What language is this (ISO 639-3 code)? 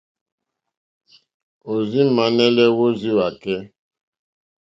bri